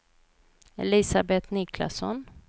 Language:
Swedish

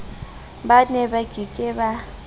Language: Southern Sotho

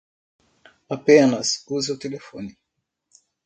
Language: Portuguese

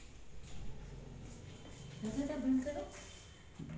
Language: Sindhi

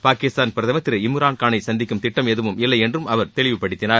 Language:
Tamil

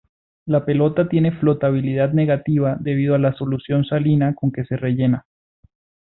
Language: Spanish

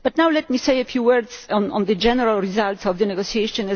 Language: English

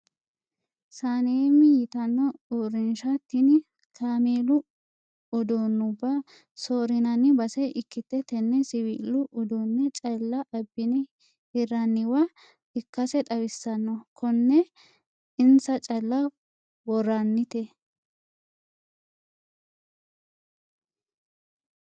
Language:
Sidamo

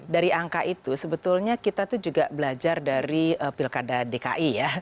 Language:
Indonesian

